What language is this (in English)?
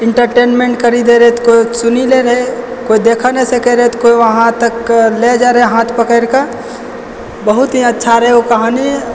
Maithili